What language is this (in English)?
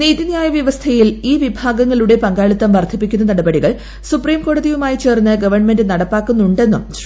Malayalam